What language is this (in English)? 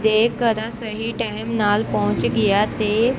Punjabi